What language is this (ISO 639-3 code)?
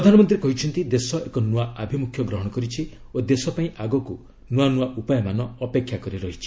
ori